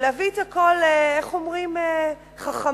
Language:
Hebrew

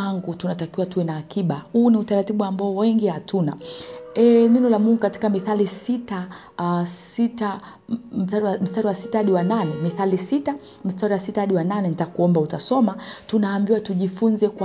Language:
Swahili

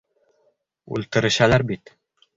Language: Bashkir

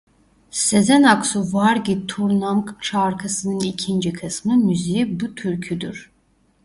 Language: Turkish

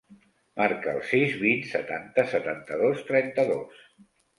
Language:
Catalan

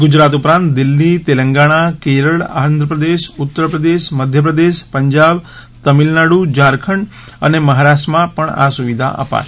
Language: Gujarati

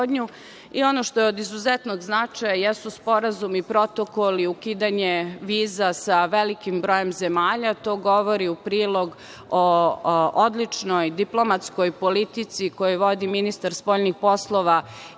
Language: Serbian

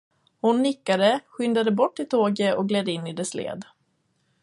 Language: Swedish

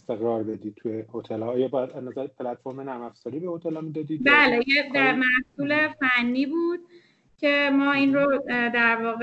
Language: Persian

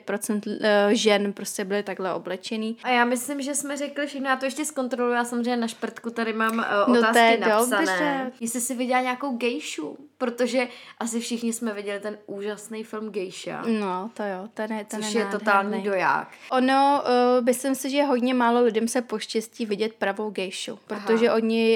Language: Czech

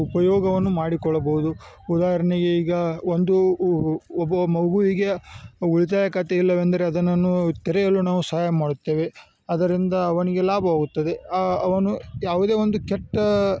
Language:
Kannada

